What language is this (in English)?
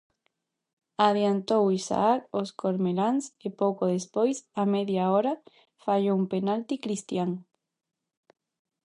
Galician